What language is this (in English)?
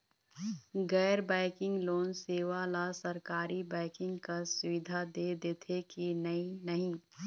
Chhattisgarhi